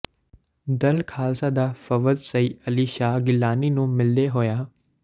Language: Punjabi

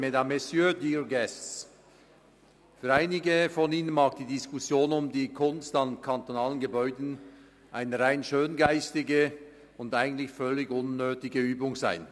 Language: Swiss German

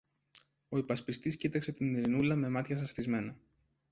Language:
Greek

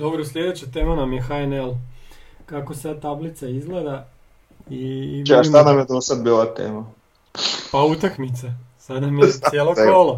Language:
Croatian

